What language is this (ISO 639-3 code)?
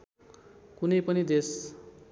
nep